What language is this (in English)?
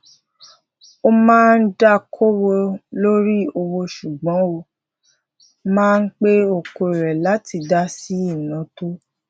Yoruba